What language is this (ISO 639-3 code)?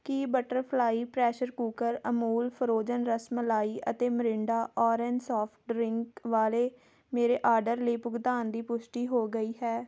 pan